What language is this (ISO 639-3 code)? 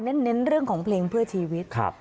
tha